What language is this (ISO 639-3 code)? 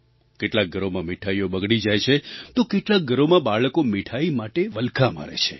guj